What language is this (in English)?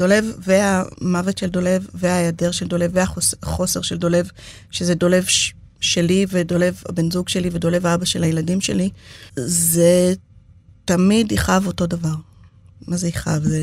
Hebrew